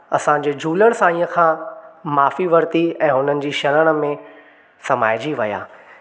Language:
Sindhi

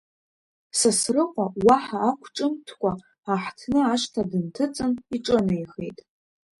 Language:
Abkhazian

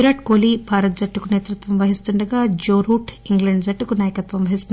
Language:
Telugu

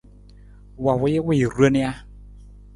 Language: Nawdm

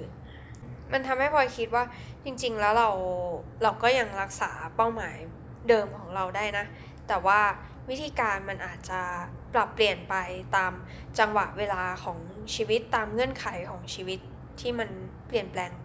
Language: Thai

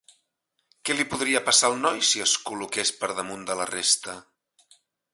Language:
Catalan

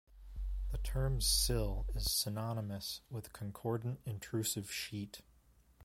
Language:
English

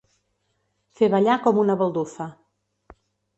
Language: Catalan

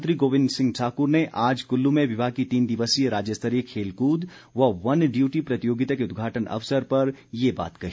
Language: Hindi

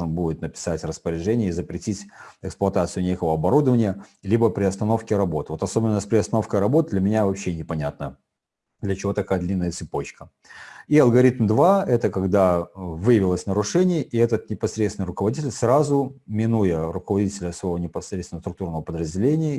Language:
Russian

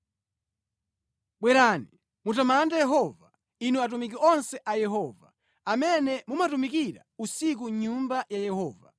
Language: Nyanja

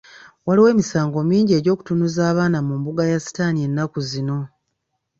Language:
Ganda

